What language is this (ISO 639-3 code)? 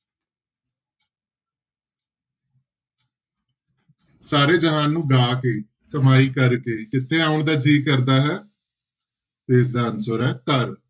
pan